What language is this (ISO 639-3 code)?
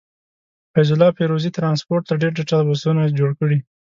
pus